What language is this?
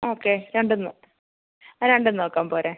Malayalam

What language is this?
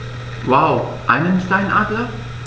German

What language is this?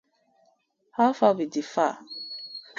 Nigerian Pidgin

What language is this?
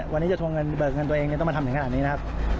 Thai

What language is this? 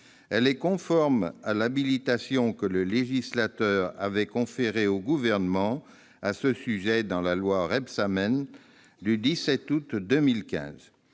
French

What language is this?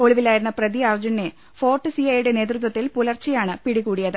Malayalam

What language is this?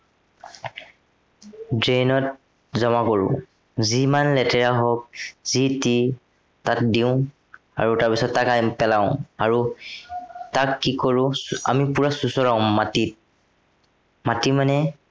Assamese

